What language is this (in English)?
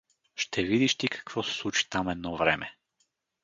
Bulgarian